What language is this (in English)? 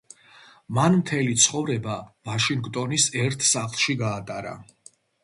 Georgian